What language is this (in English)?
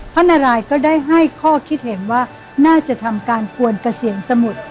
Thai